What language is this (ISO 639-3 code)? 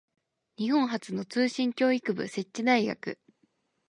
jpn